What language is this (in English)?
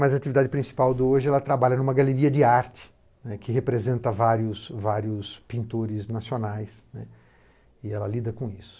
Portuguese